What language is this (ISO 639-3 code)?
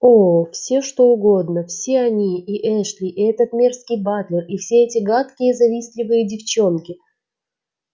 rus